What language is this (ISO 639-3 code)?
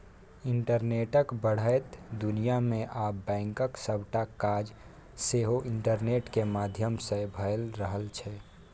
mai